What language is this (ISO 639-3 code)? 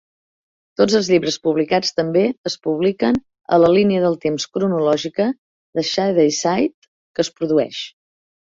cat